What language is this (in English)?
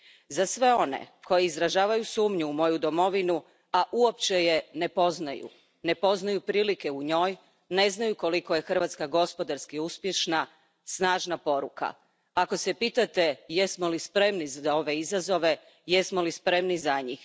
Croatian